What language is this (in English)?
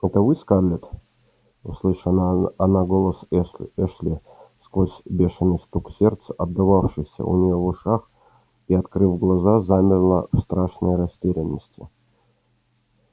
Russian